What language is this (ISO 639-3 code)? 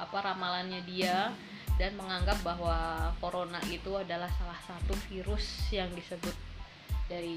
ind